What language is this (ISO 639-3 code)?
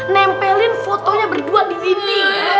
ind